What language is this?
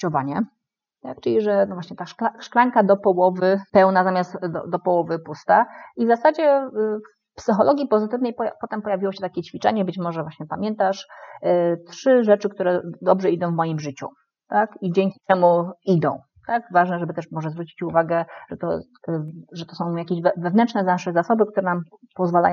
Polish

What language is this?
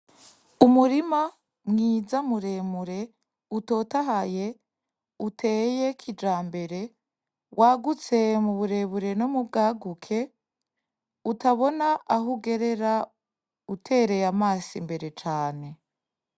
Rundi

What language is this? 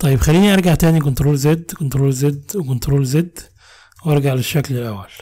Arabic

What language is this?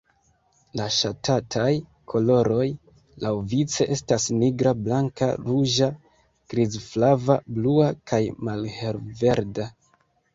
Esperanto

